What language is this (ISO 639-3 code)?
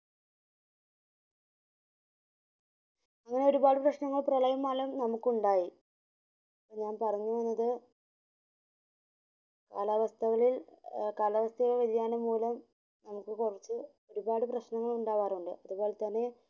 mal